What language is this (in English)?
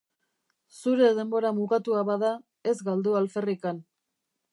Basque